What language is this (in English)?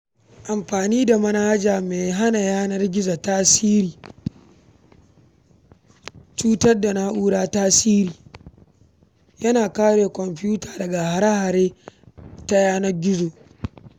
Hausa